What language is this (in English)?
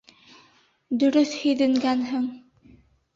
Bashkir